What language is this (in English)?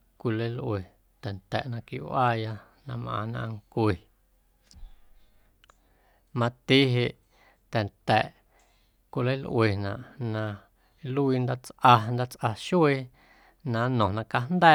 Guerrero Amuzgo